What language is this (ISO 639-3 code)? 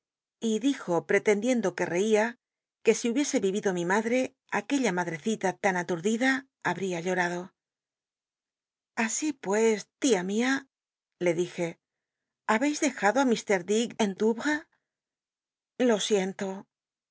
spa